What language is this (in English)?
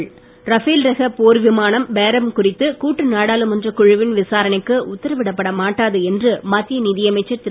Tamil